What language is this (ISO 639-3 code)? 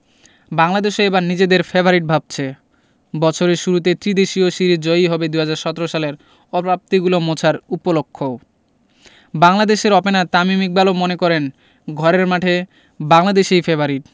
ben